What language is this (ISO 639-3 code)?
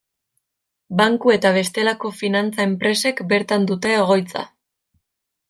eus